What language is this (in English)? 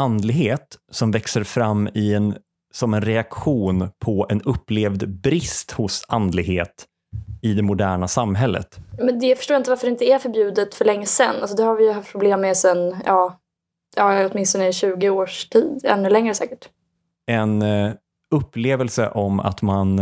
Swedish